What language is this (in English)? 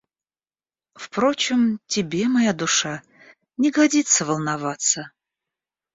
Russian